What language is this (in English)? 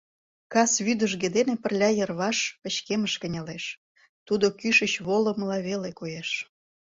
Mari